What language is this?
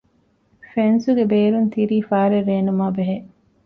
Divehi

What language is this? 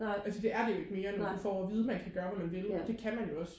Danish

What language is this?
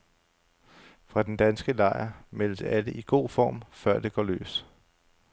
Danish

